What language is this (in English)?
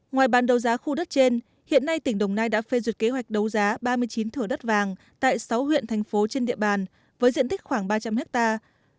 Vietnamese